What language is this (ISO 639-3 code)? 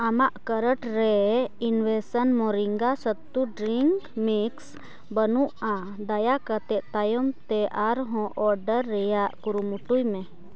sat